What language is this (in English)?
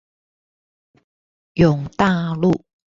Chinese